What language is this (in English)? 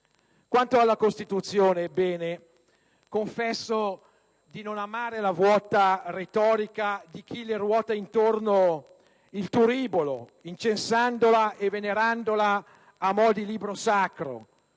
Italian